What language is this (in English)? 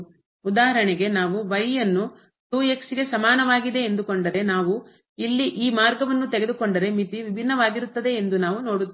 Kannada